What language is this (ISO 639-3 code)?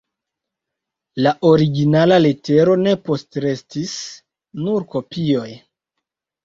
epo